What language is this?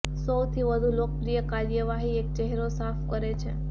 Gujarati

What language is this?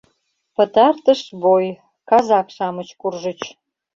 Mari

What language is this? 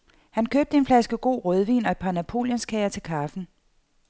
Danish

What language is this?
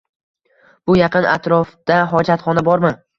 Uzbek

